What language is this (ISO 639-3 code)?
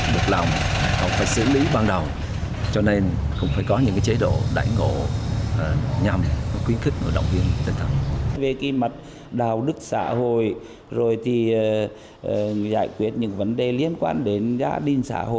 vie